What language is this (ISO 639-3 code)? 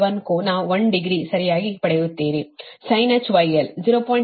kan